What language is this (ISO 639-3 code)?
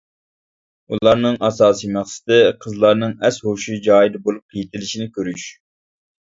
uig